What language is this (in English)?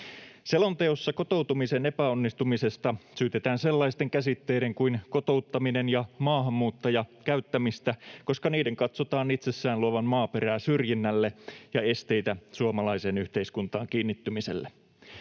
Finnish